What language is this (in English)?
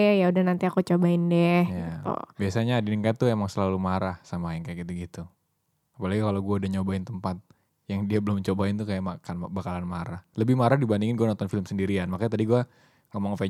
Indonesian